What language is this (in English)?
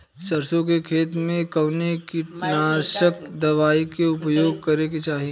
Bhojpuri